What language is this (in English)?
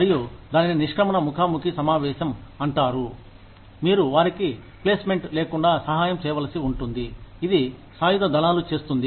Telugu